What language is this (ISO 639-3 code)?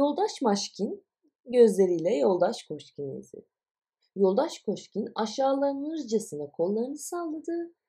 tur